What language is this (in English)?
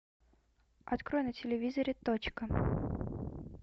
Russian